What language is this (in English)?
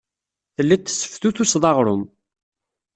Kabyle